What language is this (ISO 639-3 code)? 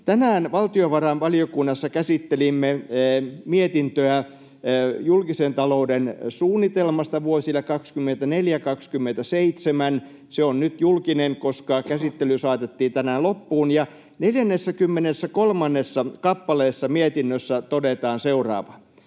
fin